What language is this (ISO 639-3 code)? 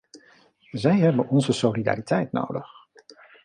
nld